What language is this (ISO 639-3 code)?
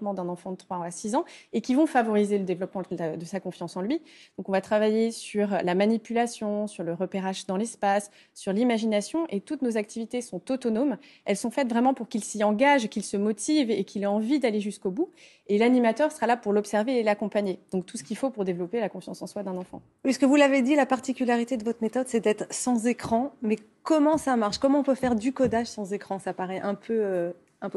fra